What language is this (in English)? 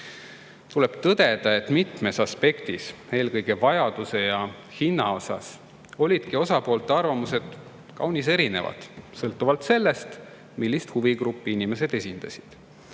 Estonian